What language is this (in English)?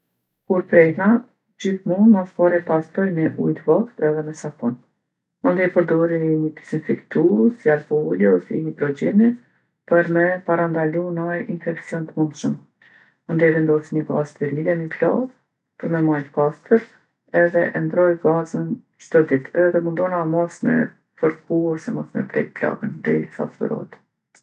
Gheg Albanian